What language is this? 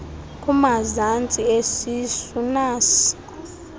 Xhosa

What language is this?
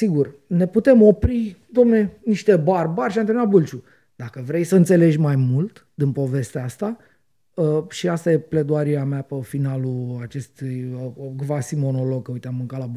Romanian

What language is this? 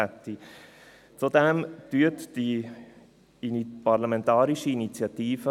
Swiss German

